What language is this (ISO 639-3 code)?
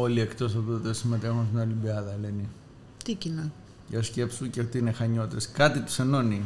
ell